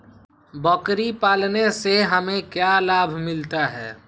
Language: Magahi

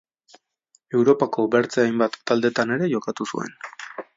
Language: Basque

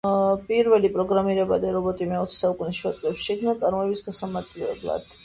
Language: Georgian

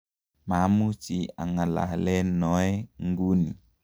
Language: Kalenjin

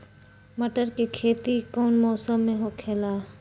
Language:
Magahi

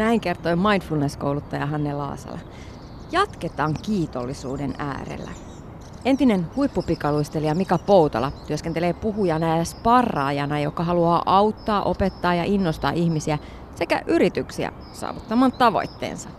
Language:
Finnish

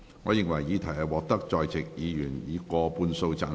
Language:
Cantonese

